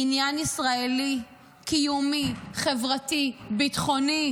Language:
Hebrew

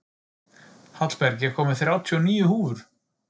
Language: Icelandic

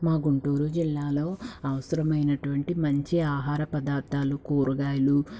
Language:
Telugu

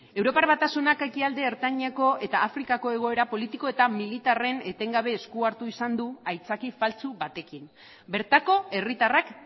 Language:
Basque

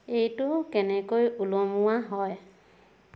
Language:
Assamese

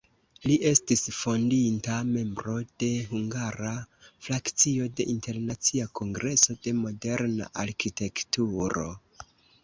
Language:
Esperanto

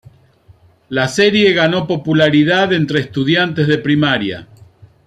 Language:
Spanish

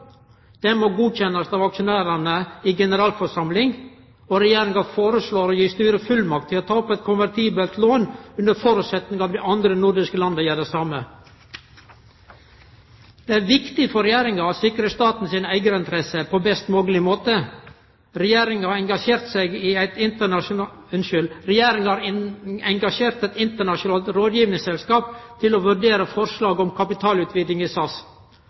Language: Norwegian Nynorsk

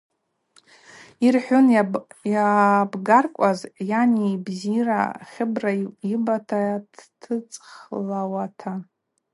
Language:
Abaza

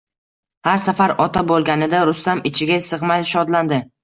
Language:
Uzbek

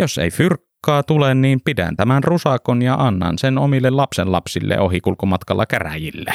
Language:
Finnish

